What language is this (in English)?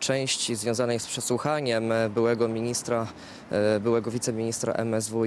Polish